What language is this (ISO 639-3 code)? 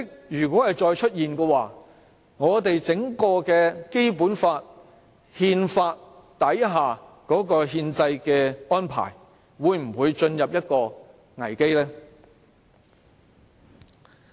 yue